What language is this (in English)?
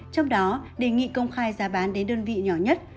Vietnamese